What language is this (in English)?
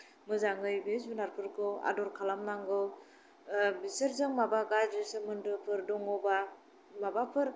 Bodo